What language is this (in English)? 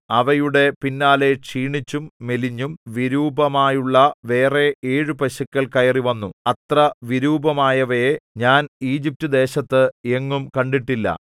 Malayalam